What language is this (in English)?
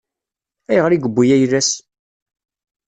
Kabyle